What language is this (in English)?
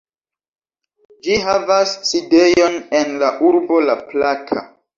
Esperanto